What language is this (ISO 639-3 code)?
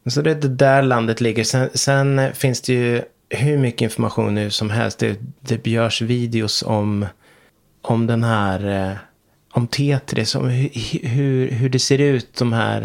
swe